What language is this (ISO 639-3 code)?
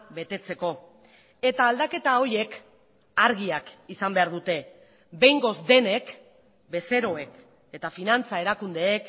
eus